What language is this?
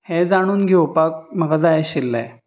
Konkani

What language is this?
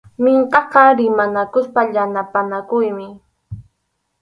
Arequipa-La Unión Quechua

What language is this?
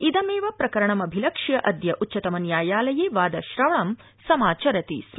Sanskrit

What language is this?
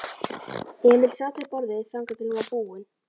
Icelandic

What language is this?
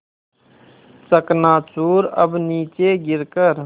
Hindi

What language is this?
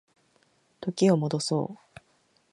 Japanese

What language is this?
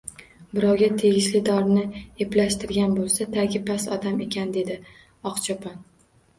Uzbek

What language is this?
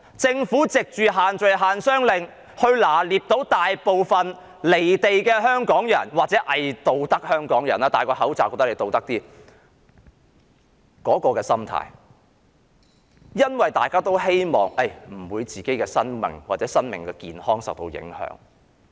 Cantonese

